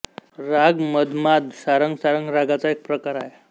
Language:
Marathi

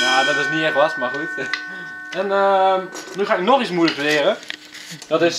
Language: Dutch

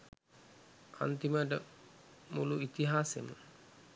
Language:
Sinhala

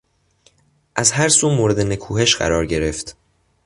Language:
Persian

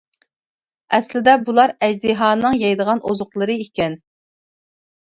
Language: Uyghur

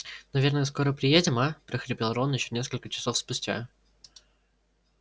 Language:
Russian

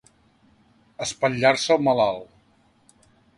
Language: Catalan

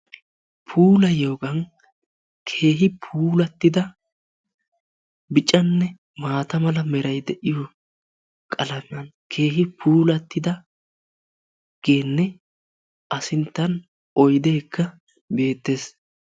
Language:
Wolaytta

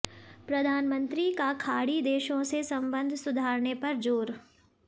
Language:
Hindi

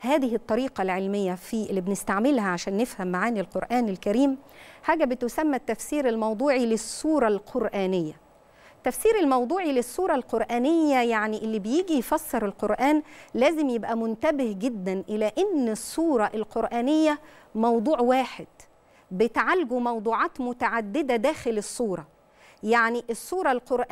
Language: Arabic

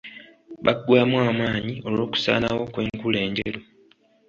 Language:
Ganda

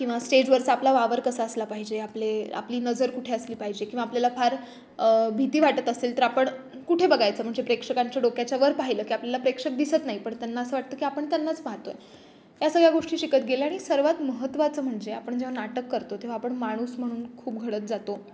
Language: Marathi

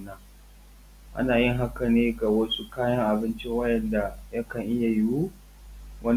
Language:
Hausa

